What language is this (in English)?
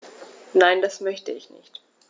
German